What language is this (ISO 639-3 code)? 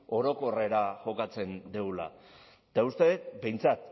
eus